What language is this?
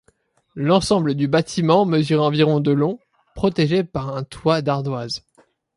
French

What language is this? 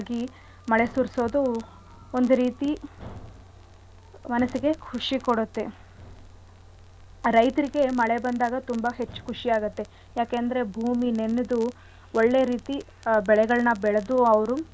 Kannada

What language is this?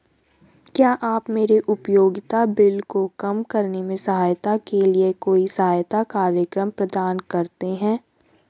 Hindi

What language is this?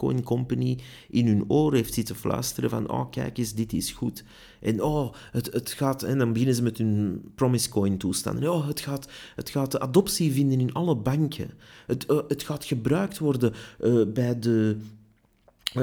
Dutch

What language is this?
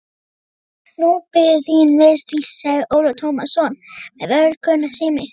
Icelandic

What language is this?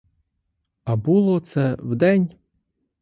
Ukrainian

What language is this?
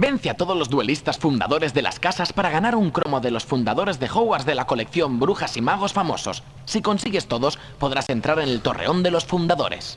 Spanish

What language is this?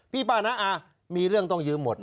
Thai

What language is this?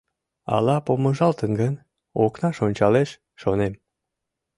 Mari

